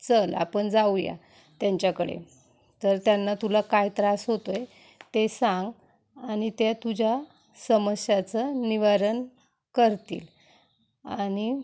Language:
Marathi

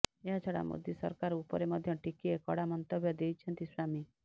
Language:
Odia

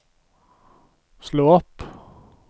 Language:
Norwegian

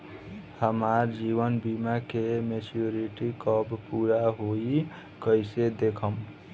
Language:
Bhojpuri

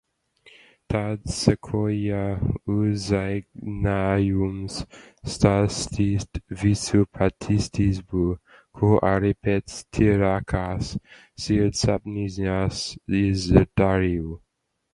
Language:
Latvian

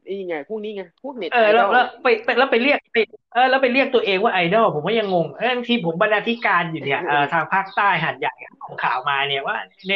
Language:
Thai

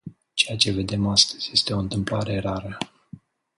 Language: Romanian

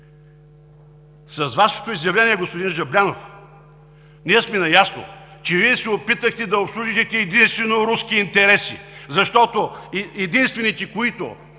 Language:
Bulgarian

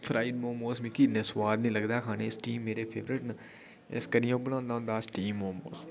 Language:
Dogri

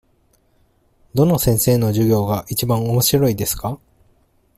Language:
Japanese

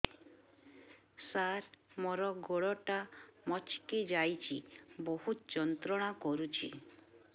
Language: Odia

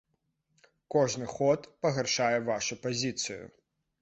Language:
Belarusian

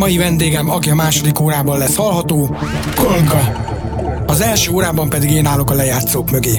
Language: Hungarian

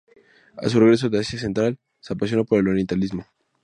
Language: Spanish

